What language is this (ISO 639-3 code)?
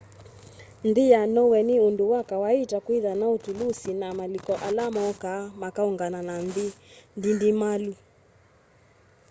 kam